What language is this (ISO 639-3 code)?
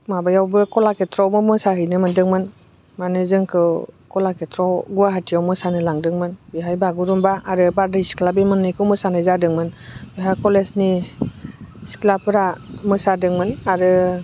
brx